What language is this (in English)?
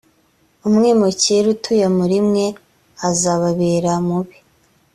Kinyarwanda